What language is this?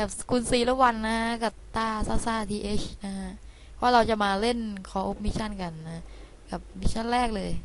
Thai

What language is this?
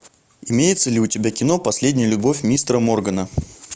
Russian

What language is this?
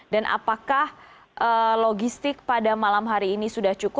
Indonesian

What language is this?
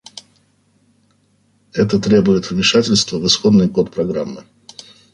Russian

